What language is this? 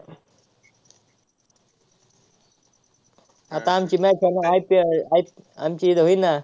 Marathi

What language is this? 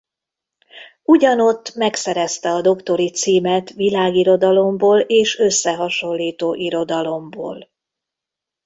Hungarian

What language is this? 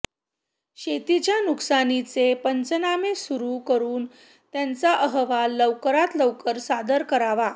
Marathi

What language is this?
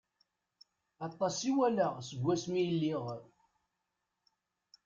Kabyle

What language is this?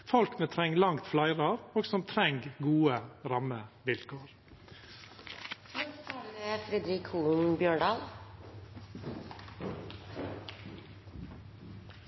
Norwegian Nynorsk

